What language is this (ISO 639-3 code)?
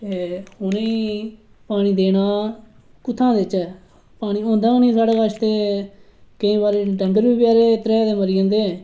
doi